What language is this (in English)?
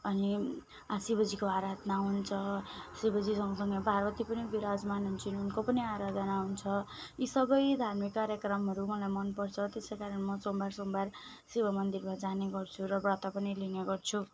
Nepali